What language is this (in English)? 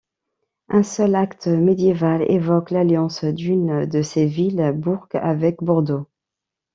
French